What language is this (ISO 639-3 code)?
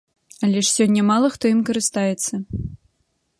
bel